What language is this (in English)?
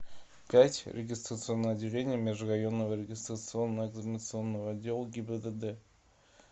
Russian